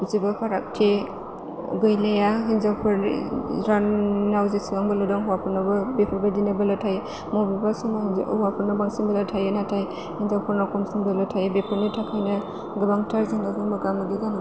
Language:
Bodo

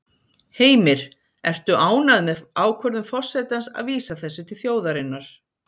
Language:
Icelandic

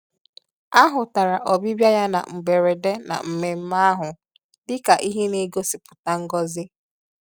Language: Igbo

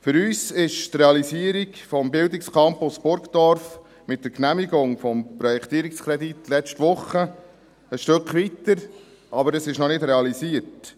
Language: Swiss German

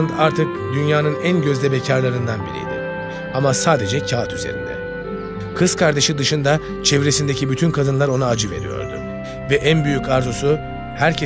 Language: Turkish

